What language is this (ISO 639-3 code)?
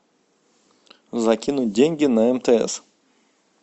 rus